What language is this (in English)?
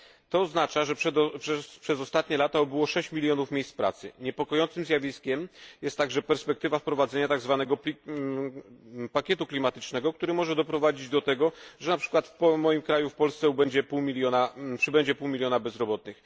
Polish